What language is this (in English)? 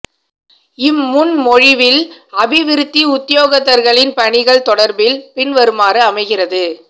Tamil